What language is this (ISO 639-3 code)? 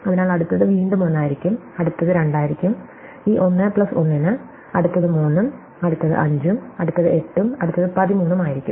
mal